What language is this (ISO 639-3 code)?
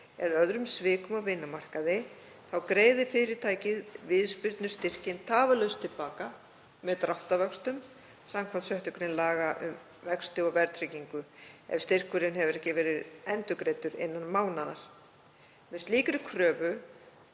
isl